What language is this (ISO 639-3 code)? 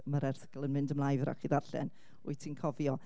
cym